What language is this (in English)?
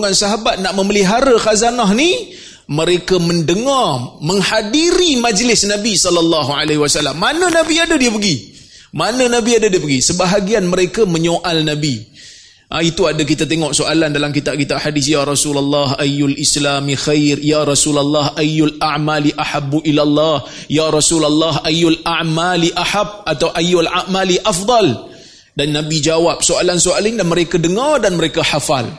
Malay